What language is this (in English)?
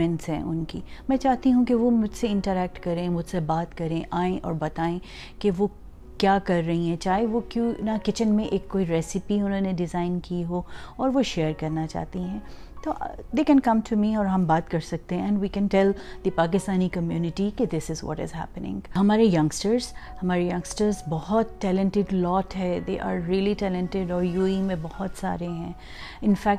Urdu